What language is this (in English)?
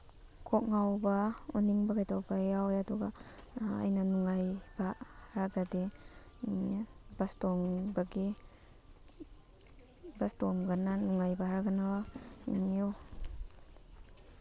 Manipuri